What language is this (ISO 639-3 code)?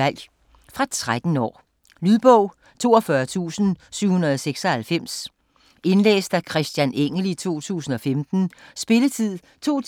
dan